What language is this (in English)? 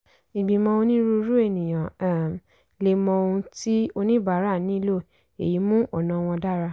Yoruba